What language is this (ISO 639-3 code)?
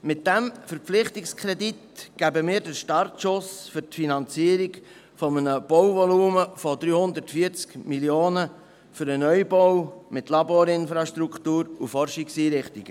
gsw